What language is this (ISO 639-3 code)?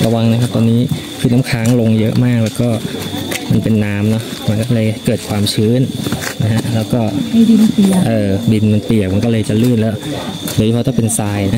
tha